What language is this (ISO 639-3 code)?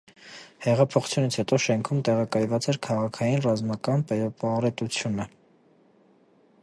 hye